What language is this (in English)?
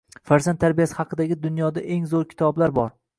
Uzbek